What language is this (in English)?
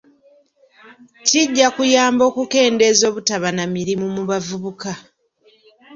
Ganda